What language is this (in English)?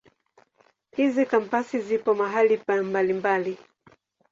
Swahili